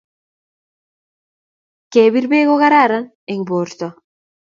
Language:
Kalenjin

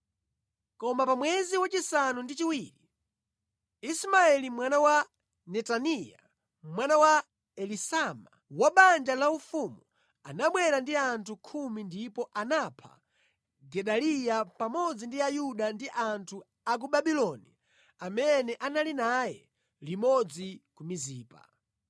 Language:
Nyanja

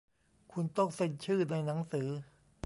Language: Thai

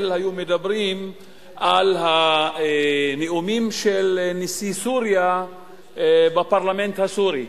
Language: Hebrew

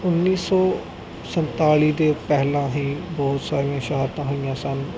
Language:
Punjabi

